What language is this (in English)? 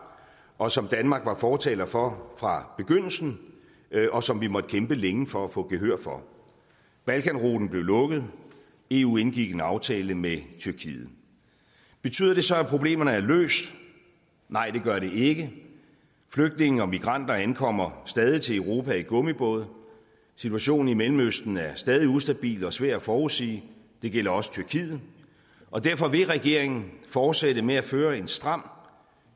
Danish